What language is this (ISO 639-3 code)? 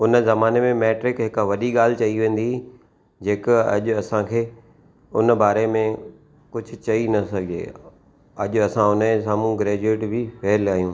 snd